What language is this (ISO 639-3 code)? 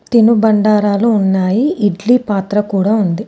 tel